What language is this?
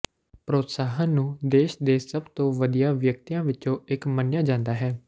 Punjabi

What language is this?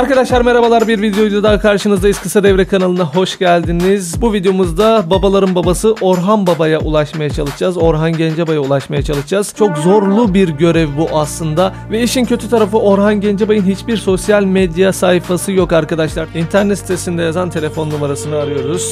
Turkish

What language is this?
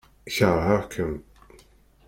Kabyle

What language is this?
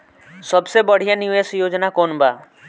Bhojpuri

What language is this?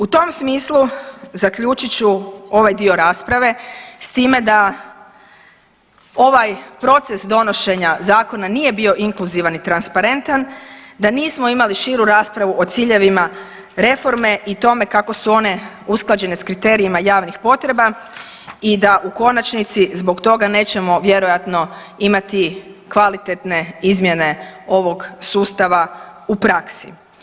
Croatian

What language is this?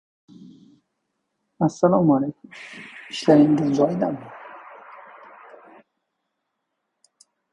Uzbek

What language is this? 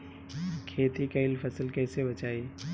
Bhojpuri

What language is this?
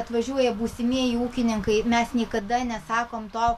Lithuanian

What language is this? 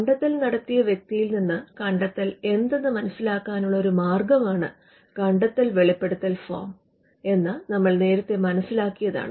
Malayalam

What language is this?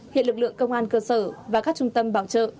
Vietnamese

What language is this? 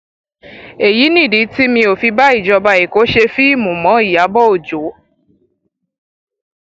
Yoruba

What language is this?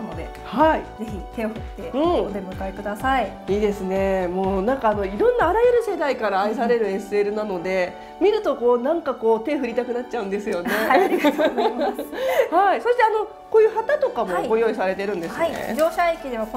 Japanese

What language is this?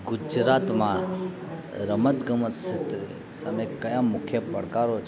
Gujarati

